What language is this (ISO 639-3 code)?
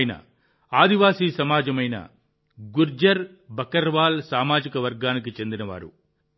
tel